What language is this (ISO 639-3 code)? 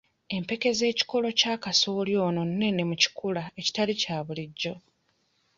lug